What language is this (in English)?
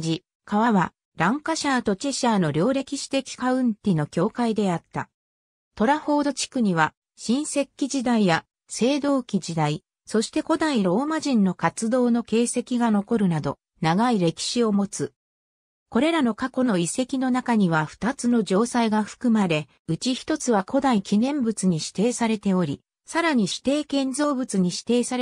Japanese